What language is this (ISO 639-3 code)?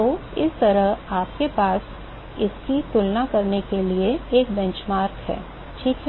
hin